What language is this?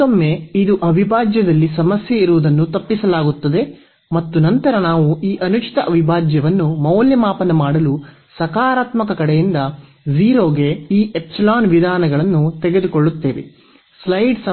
Kannada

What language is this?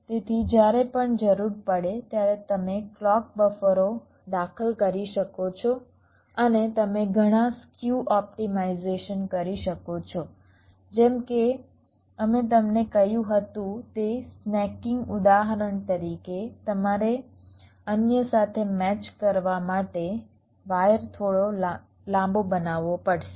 Gujarati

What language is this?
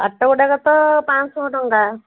Odia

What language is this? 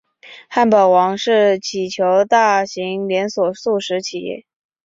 Chinese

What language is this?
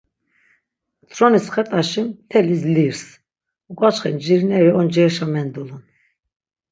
Laz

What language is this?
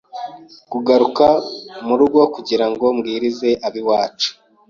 Kinyarwanda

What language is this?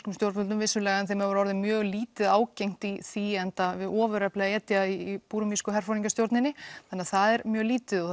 Icelandic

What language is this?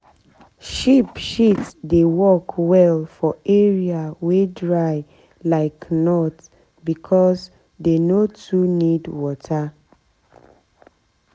Nigerian Pidgin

